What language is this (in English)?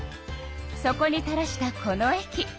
Japanese